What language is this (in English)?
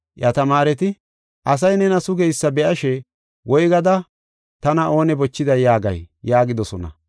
Gofa